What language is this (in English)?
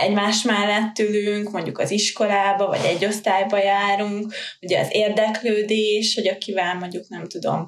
Hungarian